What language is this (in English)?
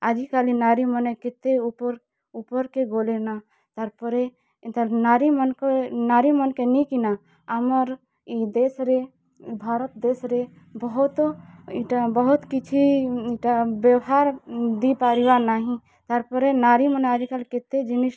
Odia